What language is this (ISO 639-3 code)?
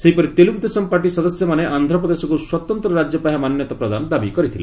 ori